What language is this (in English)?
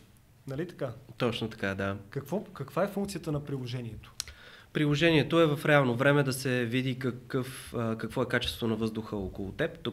Bulgarian